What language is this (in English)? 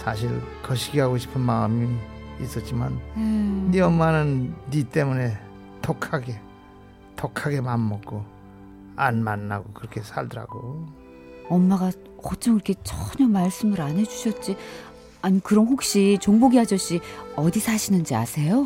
Korean